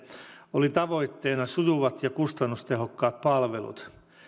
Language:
Finnish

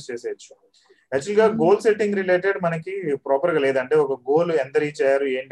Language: Telugu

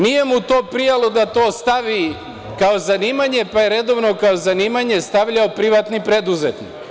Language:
Serbian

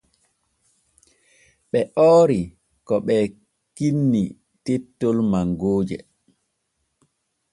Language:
Borgu Fulfulde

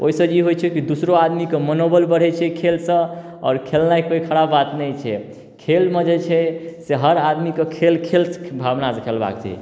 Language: Maithili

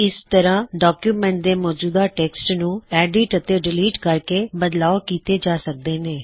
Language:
Punjabi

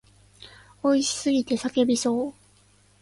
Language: Japanese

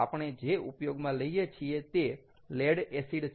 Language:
Gujarati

